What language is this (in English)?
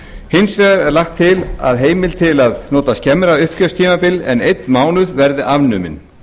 Icelandic